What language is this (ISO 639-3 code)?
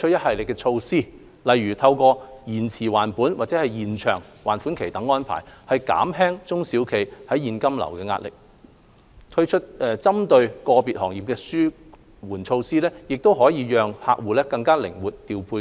yue